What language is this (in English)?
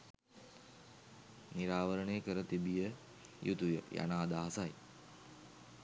Sinhala